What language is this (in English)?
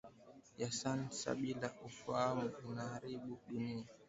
Swahili